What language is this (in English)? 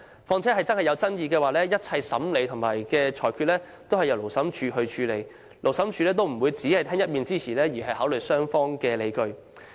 Cantonese